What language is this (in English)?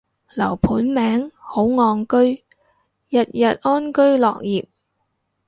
Cantonese